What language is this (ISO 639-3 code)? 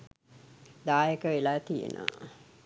sin